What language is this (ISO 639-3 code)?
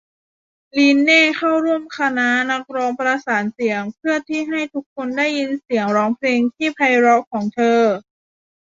tha